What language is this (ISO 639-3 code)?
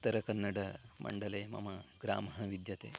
san